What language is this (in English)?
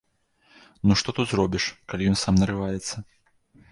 Belarusian